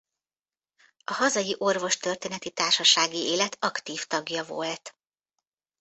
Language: Hungarian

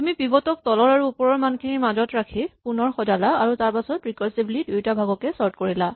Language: Assamese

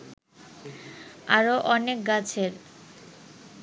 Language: Bangla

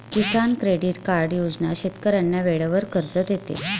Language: Marathi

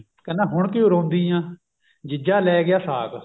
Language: Punjabi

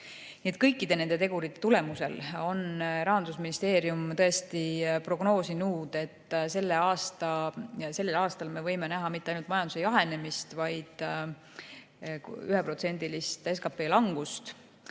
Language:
Estonian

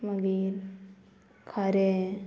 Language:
Konkani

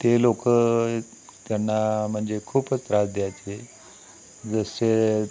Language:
Marathi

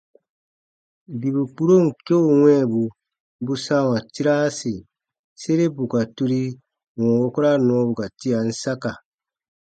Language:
Baatonum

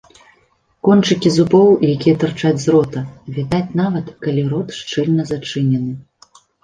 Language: Belarusian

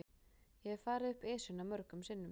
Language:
Icelandic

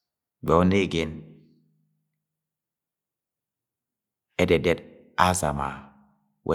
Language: Agwagwune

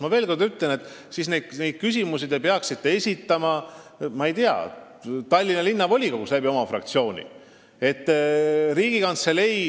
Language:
Estonian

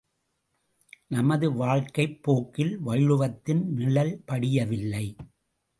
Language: Tamil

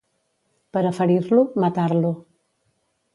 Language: Catalan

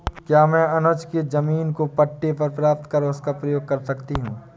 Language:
Hindi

